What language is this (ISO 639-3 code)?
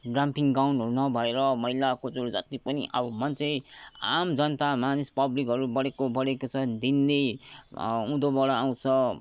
nep